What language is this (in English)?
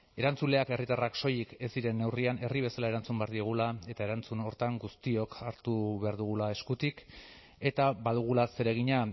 Basque